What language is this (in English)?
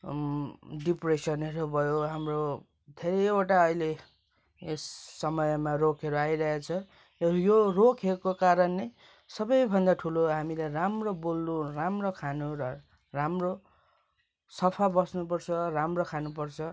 Nepali